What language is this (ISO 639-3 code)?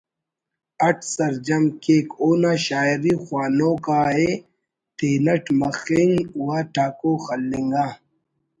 brh